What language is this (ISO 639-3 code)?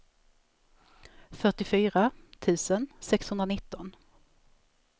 swe